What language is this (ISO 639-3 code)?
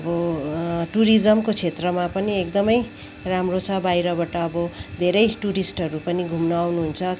nep